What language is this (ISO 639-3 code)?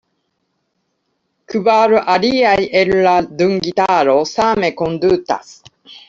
epo